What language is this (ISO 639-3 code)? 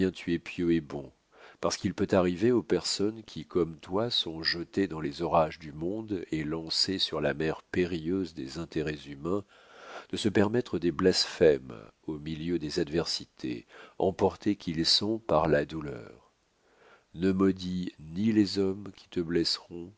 fra